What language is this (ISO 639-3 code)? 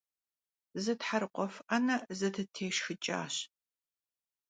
kbd